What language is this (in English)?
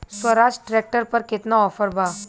Bhojpuri